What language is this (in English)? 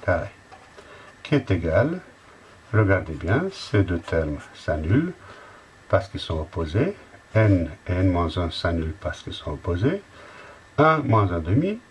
French